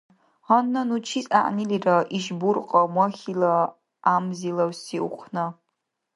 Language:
Dargwa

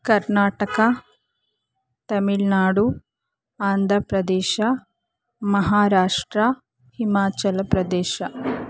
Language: Kannada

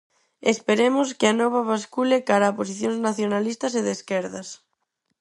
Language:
Galician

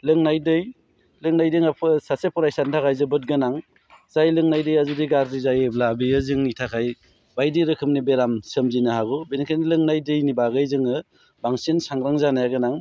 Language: Bodo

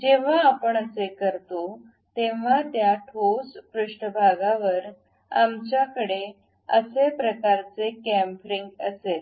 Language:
Marathi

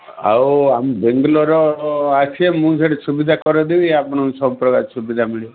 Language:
Odia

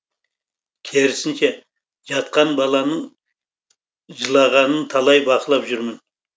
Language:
Kazakh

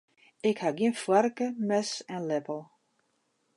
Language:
Western Frisian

